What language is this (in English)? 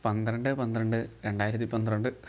Malayalam